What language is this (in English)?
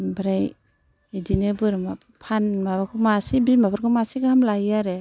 Bodo